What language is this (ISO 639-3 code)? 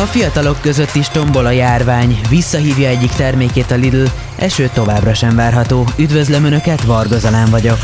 hun